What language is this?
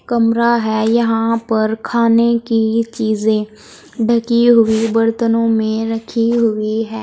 Hindi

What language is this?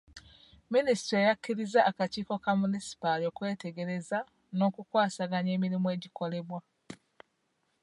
Ganda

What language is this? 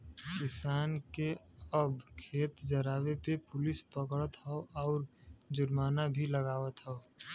Bhojpuri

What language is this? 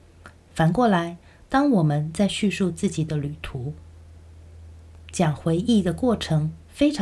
Chinese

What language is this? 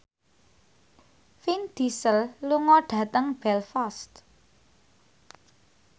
Javanese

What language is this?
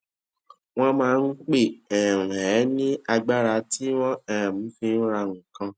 Yoruba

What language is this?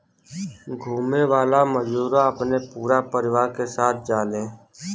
Bhojpuri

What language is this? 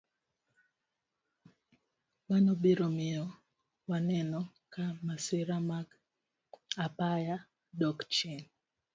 Luo (Kenya and Tanzania)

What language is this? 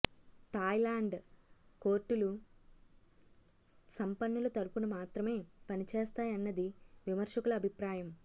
Telugu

